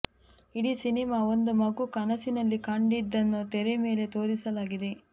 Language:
Kannada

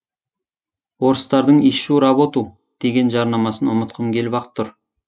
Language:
Kazakh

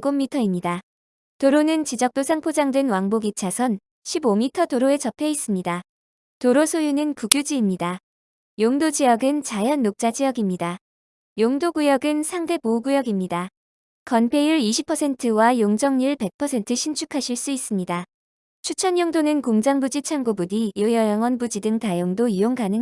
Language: Korean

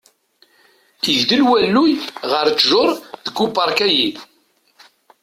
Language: Kabyle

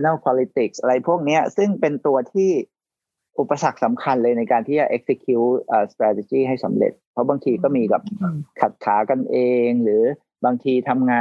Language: Thai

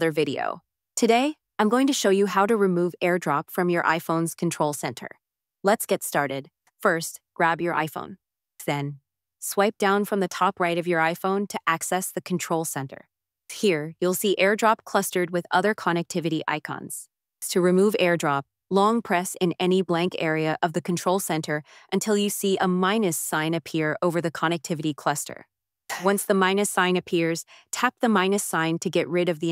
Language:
English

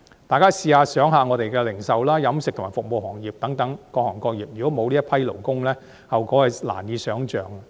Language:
Cantonese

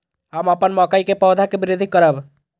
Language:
Maithili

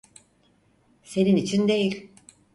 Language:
Turkish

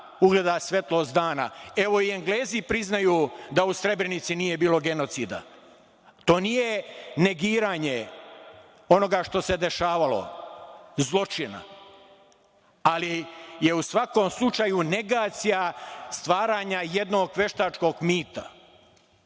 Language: Serbian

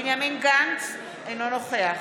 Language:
Hebrew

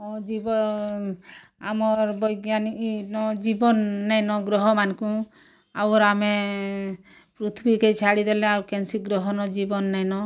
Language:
Odia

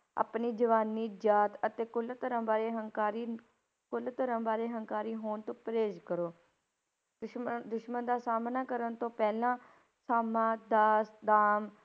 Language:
Punjabi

